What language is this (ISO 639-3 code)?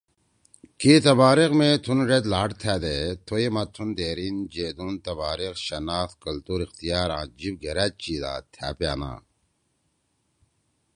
trw